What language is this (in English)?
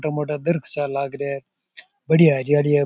Rajasthani